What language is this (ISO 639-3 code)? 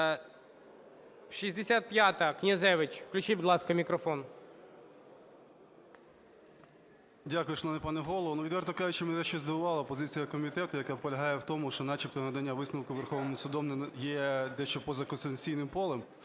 ukr